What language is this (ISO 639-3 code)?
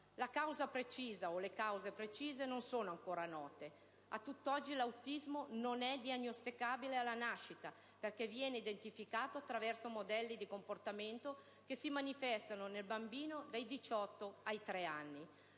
ita